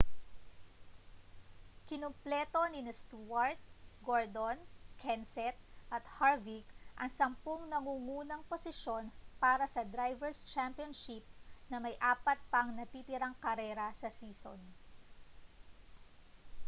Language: Filipino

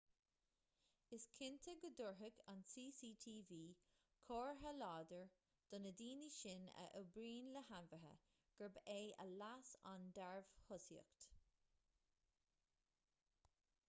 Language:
Irish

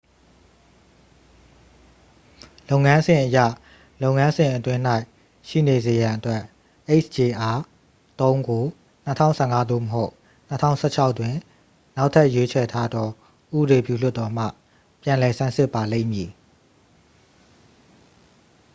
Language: Burmese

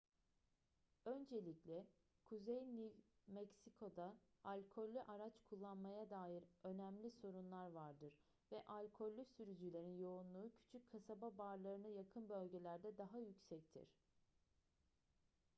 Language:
Turkish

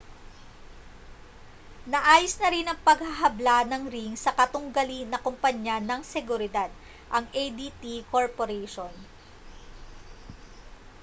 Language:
Filipino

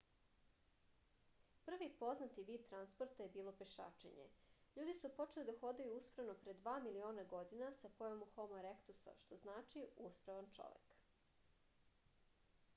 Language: Serbian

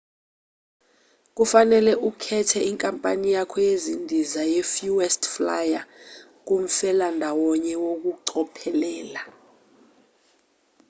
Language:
Zulu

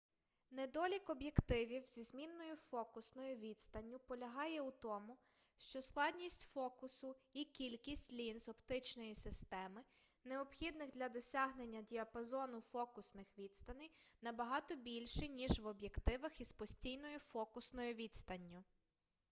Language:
Ukrainian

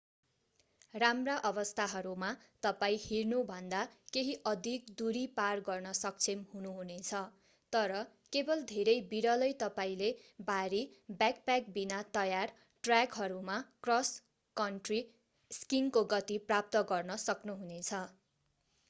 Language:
Nepali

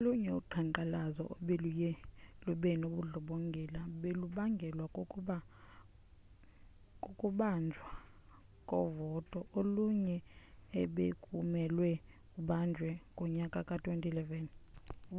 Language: Xhosa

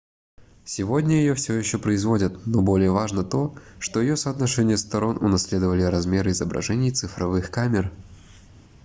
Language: Russian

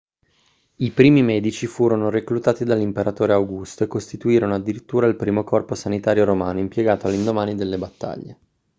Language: Italian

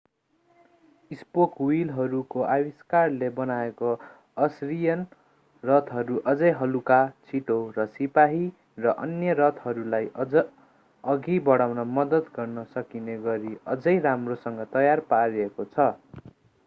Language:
Nepali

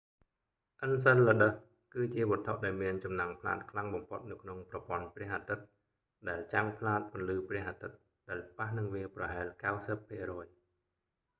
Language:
Khmer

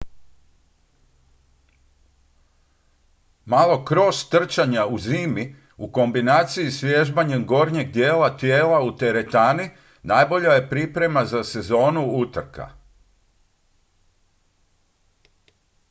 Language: Croatian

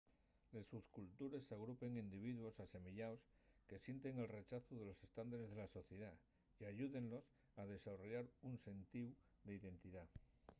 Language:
Asturian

